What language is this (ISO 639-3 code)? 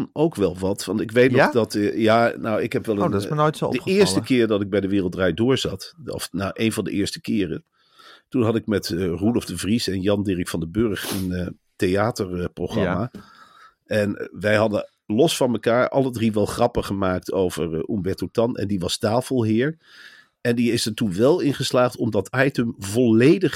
nld